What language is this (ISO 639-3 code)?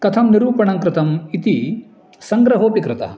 san